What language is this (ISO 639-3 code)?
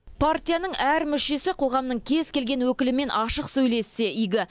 kaz